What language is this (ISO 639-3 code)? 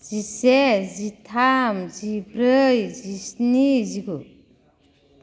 brx